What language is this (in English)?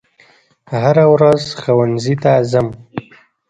Pashto